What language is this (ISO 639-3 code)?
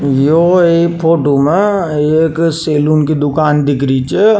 raj